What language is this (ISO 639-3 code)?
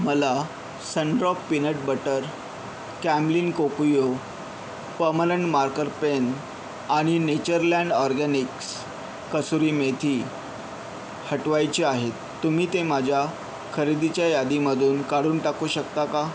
mar